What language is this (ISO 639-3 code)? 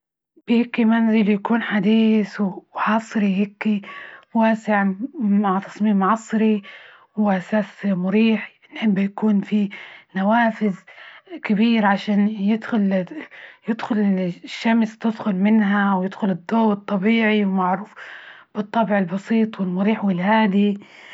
ayl